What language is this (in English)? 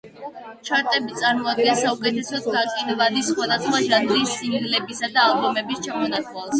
Georgian